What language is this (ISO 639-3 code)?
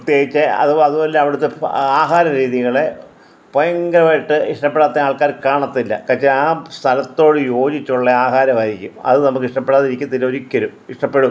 mal